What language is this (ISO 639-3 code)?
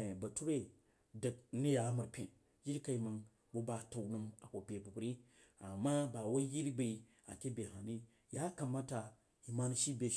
juo